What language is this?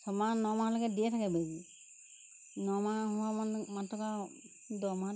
Assamese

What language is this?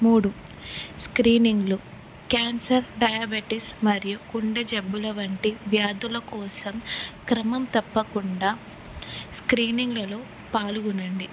Telugu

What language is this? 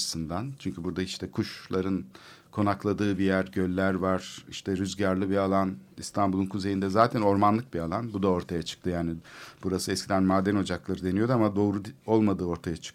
Turkish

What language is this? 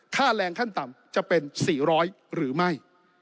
Thai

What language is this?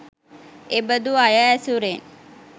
Sinhala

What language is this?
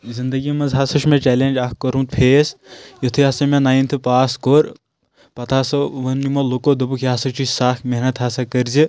Kashmiri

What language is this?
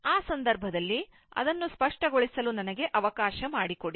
Kannada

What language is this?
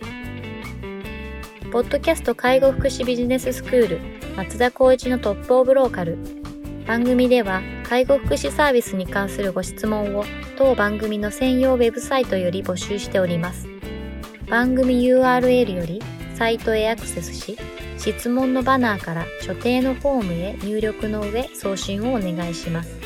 Japanese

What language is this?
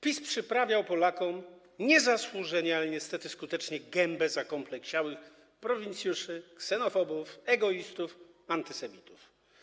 Polish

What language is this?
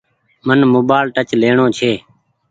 Goaria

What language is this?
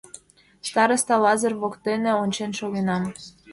Mari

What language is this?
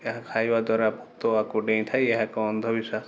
Odia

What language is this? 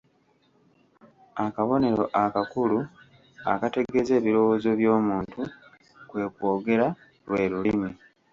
Ganda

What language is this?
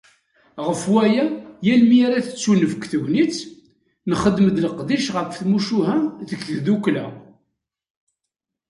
Kabyle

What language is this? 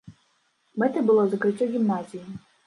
Belarusian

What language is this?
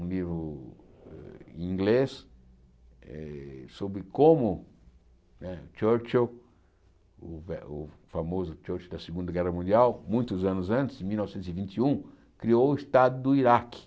Portuguese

